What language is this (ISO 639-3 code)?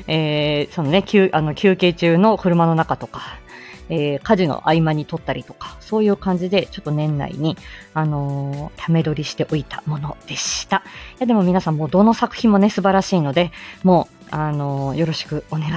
jpn